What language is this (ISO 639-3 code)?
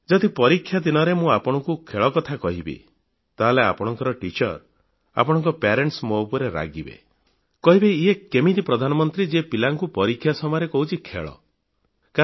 ori